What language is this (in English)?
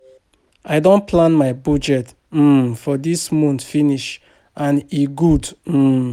Nigerian Pidgin